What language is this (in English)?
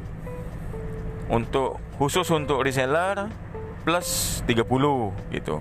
Indonesian